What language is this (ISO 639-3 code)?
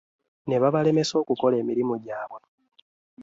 lug